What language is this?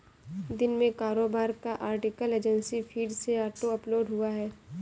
Hindi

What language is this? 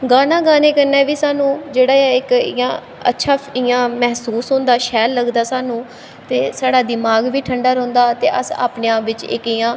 Dogri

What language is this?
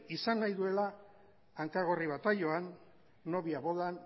Basque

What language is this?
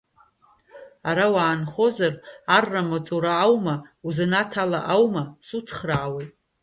Abkhazian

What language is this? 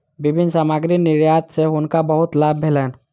Maithili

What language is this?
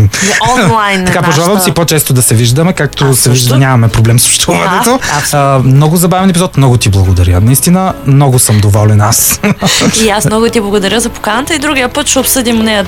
Bulgarian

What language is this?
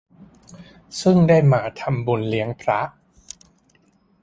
Thai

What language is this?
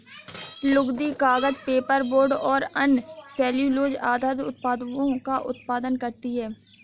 Hindi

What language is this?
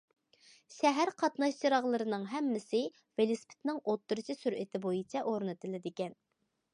Uyghur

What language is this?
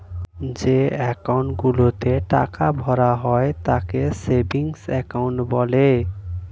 Bangla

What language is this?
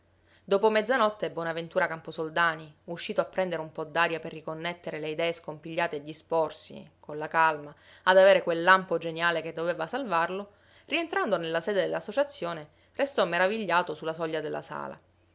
Italian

